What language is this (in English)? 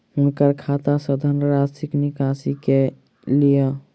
Maithili